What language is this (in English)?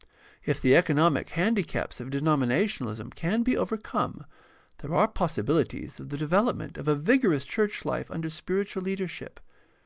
English